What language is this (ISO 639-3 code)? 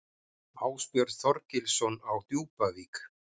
isl